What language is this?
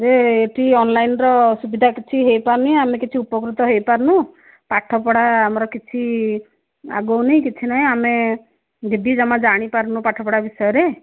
Odia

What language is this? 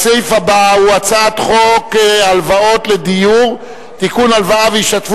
Hebrew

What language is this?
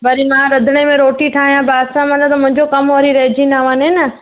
Sindhi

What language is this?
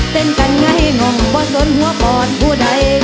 Thai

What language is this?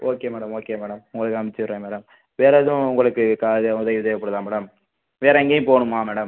Tamil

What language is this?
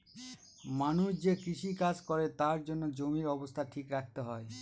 Bangla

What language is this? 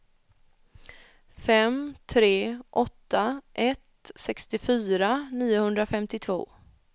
Swedish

